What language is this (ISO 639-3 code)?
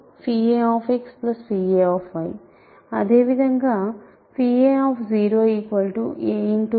tel